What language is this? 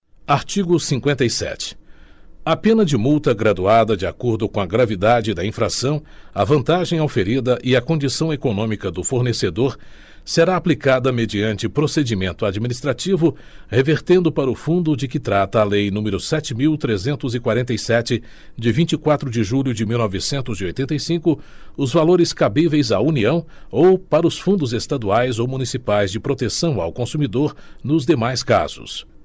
Portuguese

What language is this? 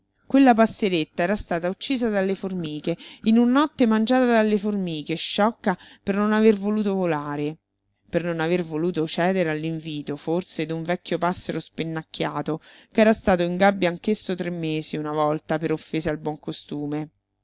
Italian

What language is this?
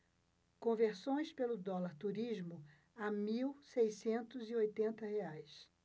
Portuguese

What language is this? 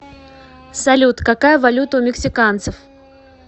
Russian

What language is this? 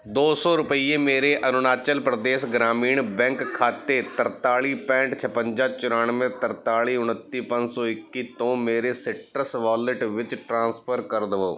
Punjabi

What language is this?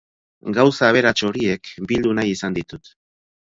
Basque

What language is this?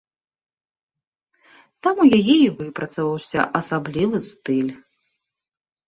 Belarusian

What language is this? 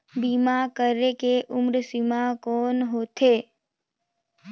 Chhattisgarhi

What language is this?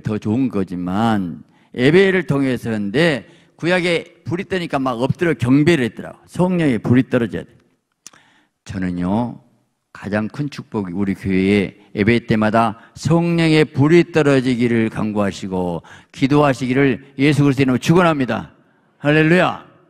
Korean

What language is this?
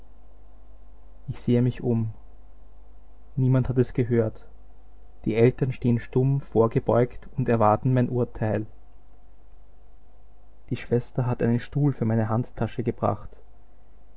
German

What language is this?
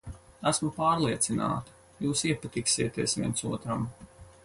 Latvian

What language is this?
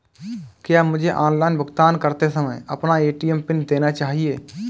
Hindi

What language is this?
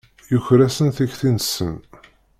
Kabyle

